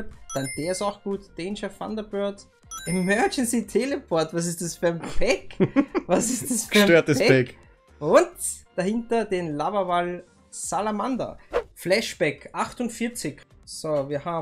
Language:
German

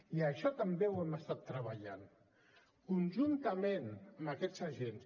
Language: Catalan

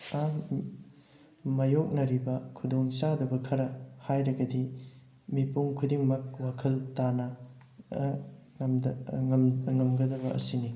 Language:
Manipuri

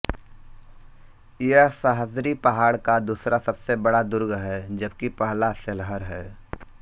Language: Hindi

